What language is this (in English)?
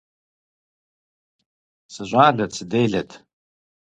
Kabardian